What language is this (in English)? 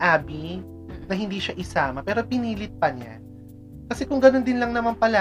Filipino